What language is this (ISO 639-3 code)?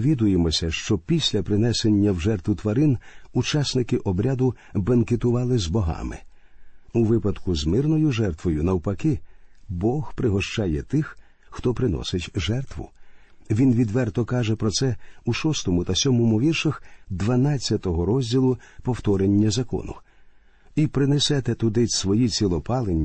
ukr